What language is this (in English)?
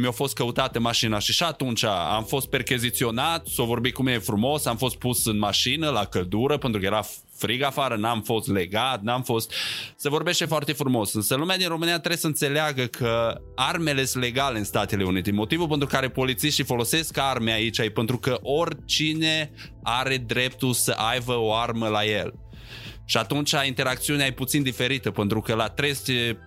Romanian